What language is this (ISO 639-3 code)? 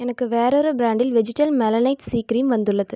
tam